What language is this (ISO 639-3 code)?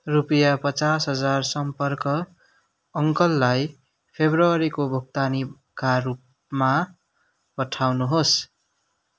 nep